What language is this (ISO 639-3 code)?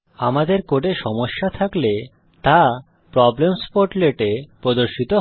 ben